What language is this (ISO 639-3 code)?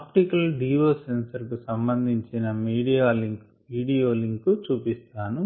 tel